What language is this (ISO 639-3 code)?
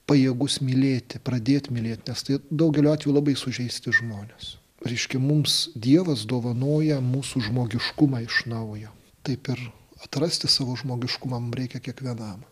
lit